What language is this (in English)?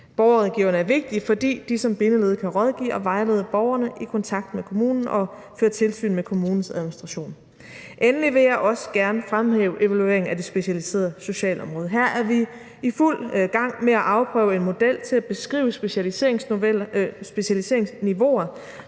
Danish